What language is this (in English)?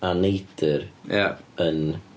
Welsh